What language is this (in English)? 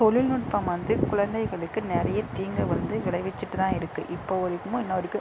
Tamil